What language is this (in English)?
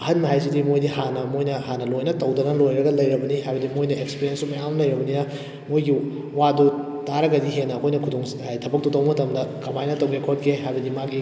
Manipuri